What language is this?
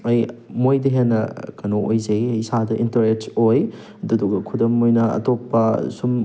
Manipuri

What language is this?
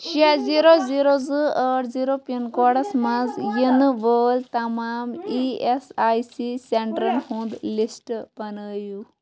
Kashmiri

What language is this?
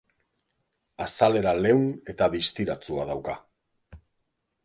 Basque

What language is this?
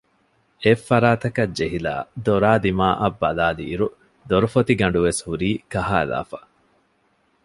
Divehi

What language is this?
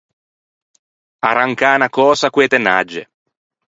Ligurian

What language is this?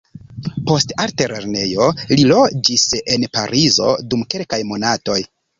Esperanto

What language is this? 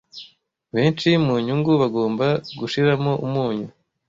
Kinyarwanda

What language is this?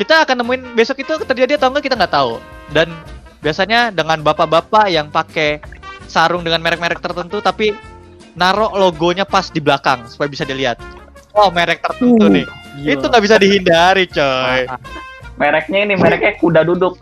Indonesian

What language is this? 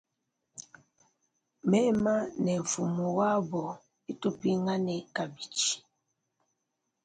Luba-Lulua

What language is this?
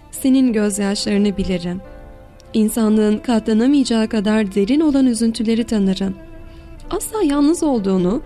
Turkish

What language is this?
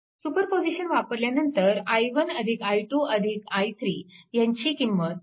Marathi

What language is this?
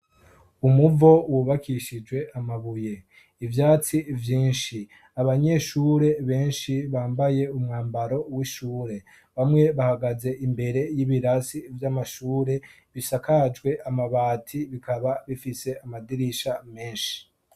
Rundi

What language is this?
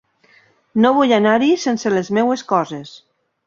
Catalan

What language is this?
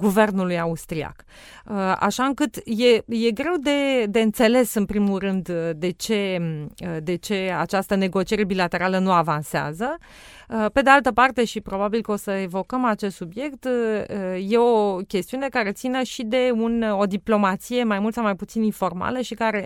Romanian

